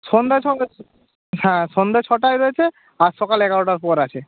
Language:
Bangla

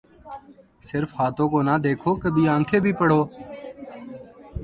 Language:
Urdu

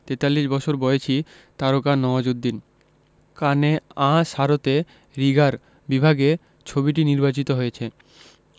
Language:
Bangla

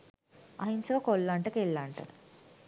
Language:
Sinhala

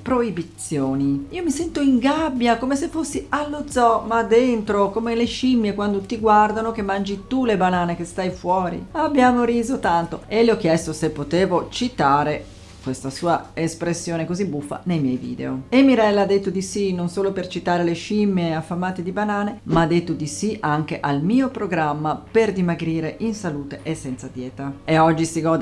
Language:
Italian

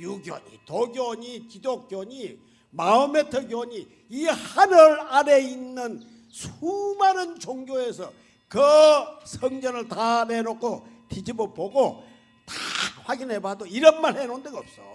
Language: Korean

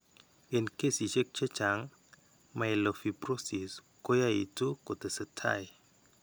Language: Kalenjin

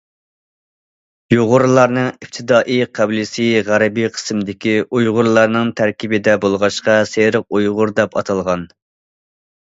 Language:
Uyghur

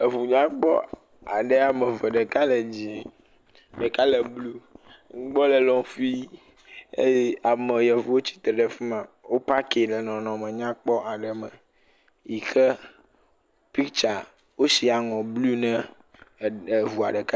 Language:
Ewe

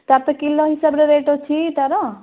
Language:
Odia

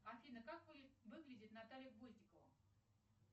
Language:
Russian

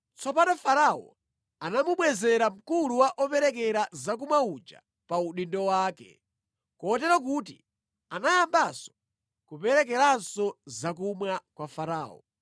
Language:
Nyanja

